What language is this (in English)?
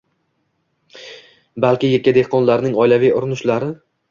Uzbek